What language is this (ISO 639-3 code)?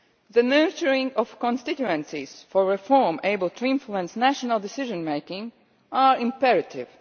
eng